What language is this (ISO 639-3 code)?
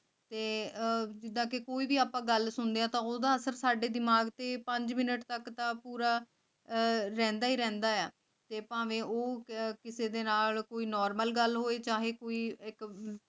pan